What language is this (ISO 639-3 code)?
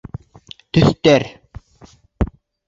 bak